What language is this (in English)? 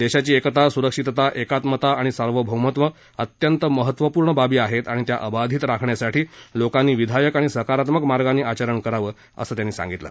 Marathi